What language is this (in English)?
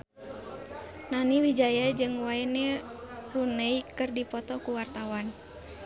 Sundanese